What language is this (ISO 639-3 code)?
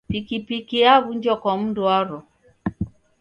dav